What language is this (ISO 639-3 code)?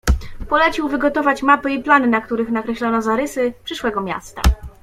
pol